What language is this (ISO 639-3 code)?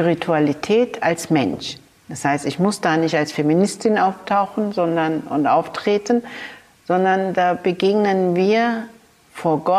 deu